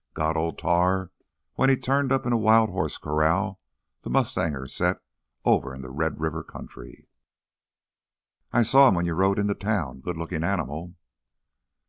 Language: English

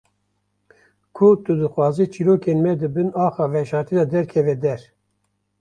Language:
Kurdish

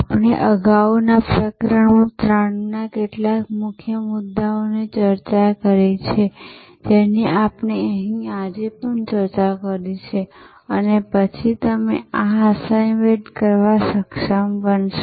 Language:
Gujarati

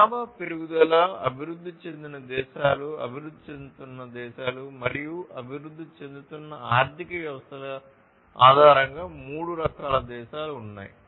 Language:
Telugu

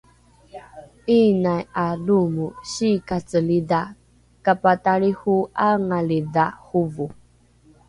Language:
Rukai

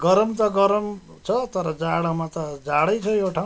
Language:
Nepali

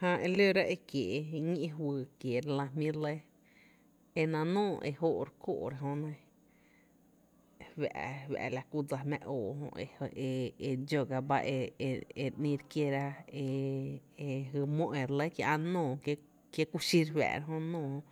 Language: Tepinapa Chinantec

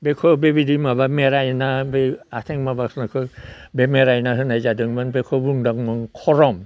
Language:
Bodo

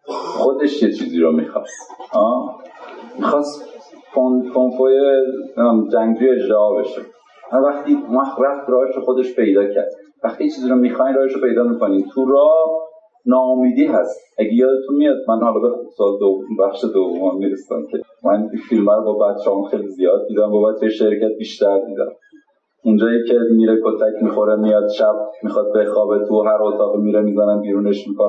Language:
Persian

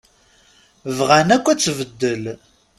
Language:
Kabyle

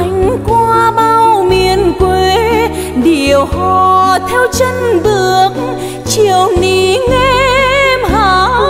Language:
Vietnamese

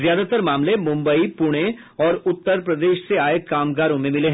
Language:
Hindi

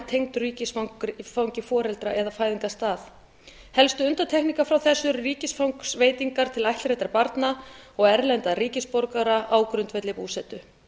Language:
Icelandic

